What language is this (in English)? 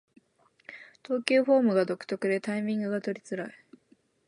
Japanese